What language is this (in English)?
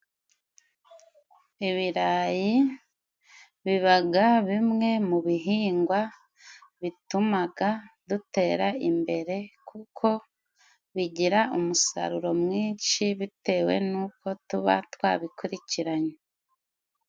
Kinyarwanda